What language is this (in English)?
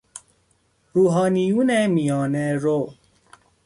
Persian